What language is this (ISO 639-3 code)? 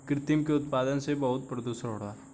bho